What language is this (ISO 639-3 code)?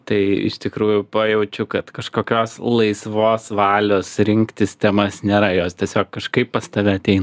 lit